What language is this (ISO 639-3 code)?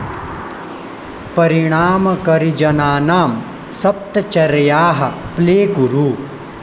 san